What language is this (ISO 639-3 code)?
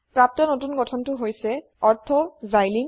asm